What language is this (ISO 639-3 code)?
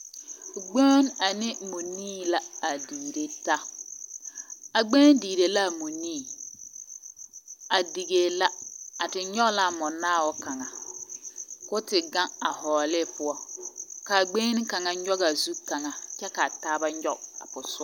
dga